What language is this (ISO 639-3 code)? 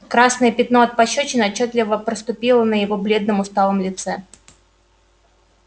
rus